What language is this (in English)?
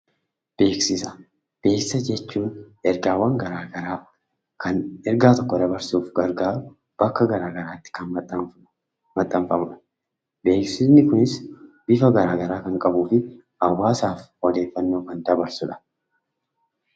Oromo